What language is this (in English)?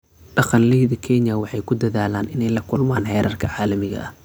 Somali